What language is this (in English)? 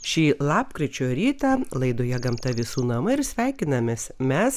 Lithuanian